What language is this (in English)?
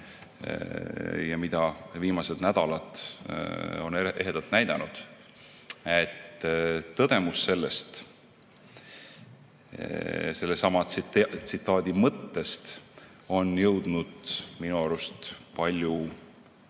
Estonian